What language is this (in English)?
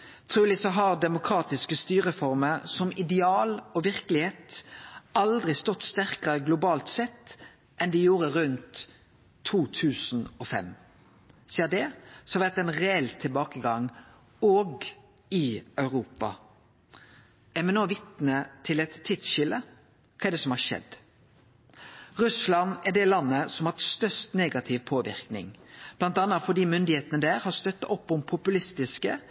Norwegian Nynorsk